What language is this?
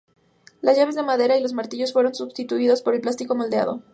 Spanish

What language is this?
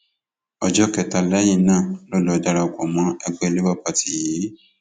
Yoruba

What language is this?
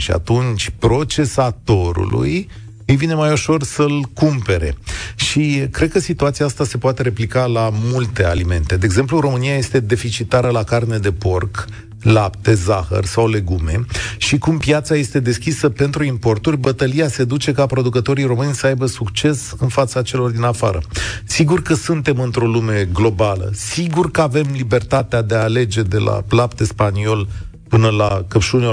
Romanian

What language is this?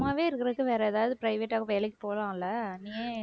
Tamil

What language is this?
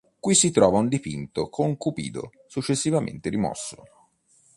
Italian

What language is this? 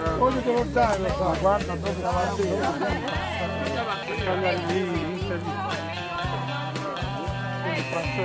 Italian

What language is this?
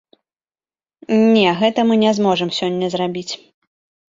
Belarusian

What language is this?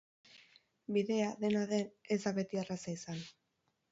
Basque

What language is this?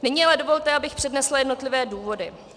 Czech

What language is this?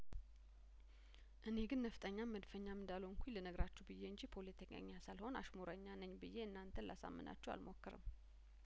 Amharic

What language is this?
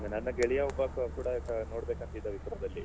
Kannada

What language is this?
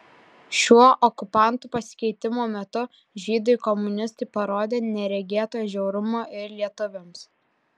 Lithuanian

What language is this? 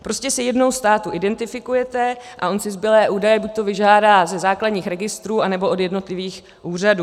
Czech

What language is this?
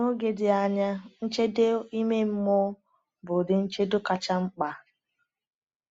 Igbo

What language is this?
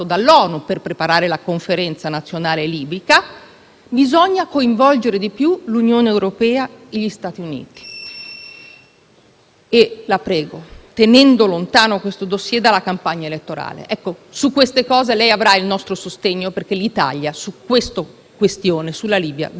Italian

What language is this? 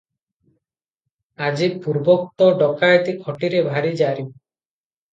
Odia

